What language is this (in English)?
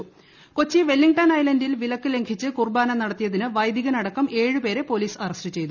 Malayalam